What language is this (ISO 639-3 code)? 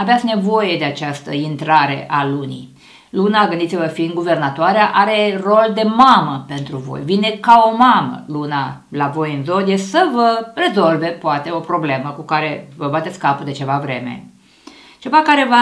ron